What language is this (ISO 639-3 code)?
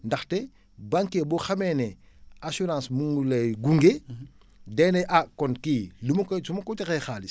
wol